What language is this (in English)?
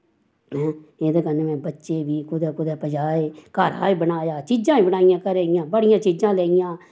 Dogri